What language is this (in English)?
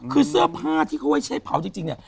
Thai